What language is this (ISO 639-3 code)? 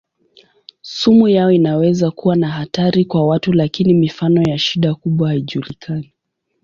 swa